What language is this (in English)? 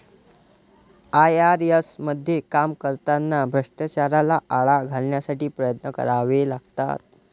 Marathi